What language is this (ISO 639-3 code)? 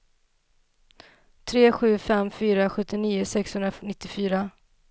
swe